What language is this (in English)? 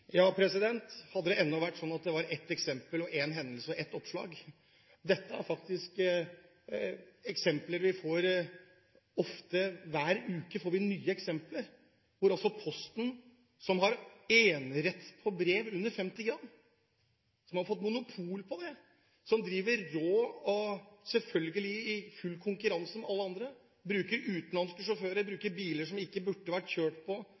Norwegian